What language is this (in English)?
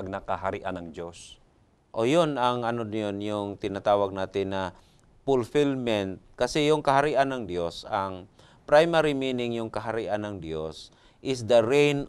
Filipino